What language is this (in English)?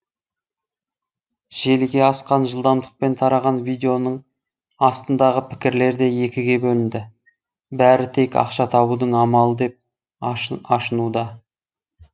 Kazakh